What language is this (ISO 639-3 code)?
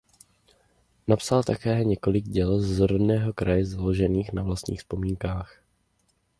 ces